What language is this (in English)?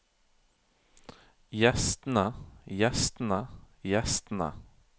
Norwegian